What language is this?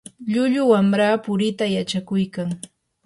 Yanahuanca Pasco Quechua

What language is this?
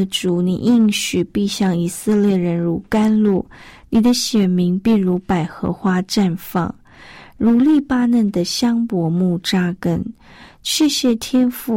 Chinese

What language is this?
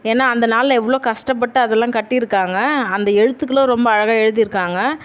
Tamil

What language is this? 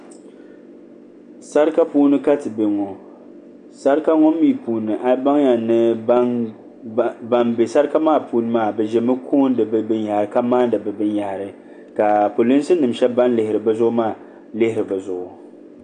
Dagbani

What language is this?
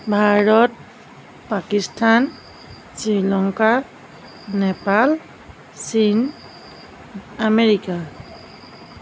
Assamese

